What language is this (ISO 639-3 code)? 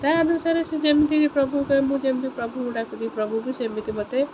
ori